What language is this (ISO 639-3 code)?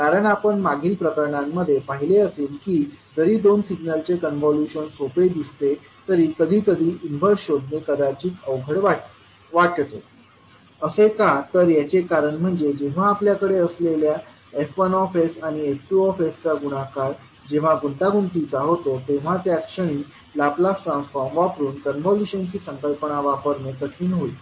mar